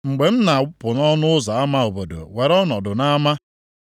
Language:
Igbo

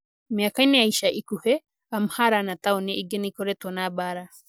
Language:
Kikuyu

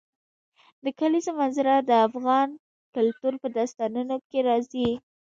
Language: Pashto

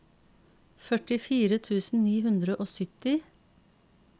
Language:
Norwegian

